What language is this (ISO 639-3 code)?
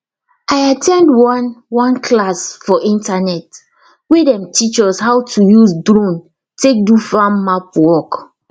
pcm